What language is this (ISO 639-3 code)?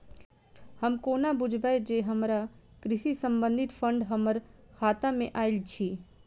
mai